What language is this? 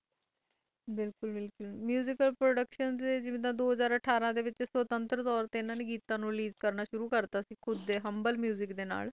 Punjabi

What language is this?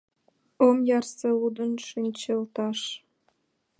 Mari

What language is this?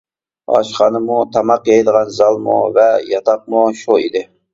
Uyghur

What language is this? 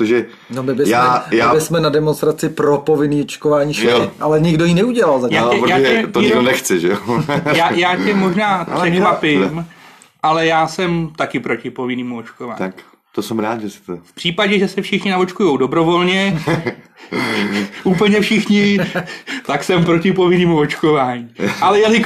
Czech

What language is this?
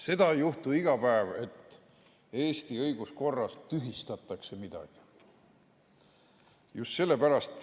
Estonian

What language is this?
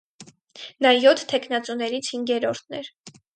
Armenian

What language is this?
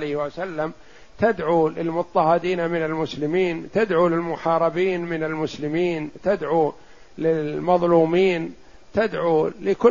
Arabic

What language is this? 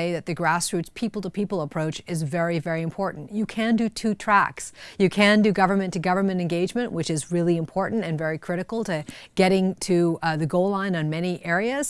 English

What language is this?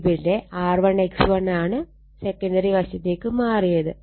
Malayalam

